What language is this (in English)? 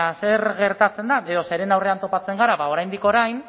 Basque